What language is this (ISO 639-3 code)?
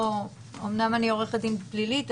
heb